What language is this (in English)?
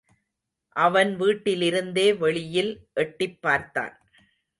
Tamil